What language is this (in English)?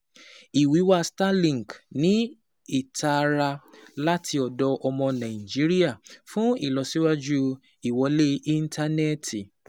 Yoruba